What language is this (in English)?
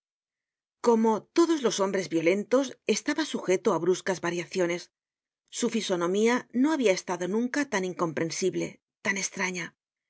Spanish